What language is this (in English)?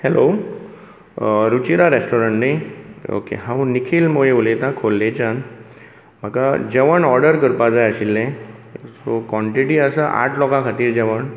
Konkani